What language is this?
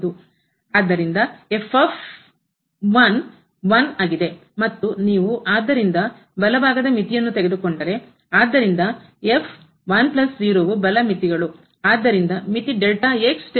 Kannada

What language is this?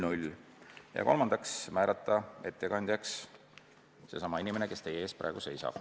Estonian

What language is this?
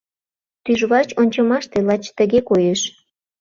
Mari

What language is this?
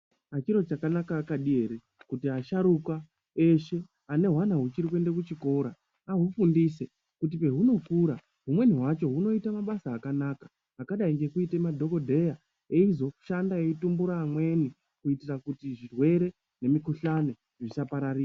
Ndau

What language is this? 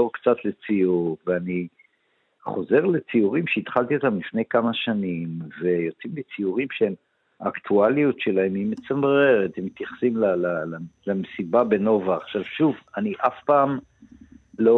Hebrew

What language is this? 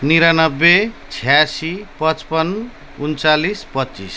Nepali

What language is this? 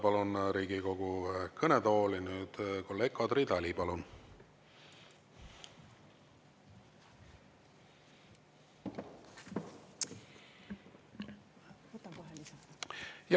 Estonian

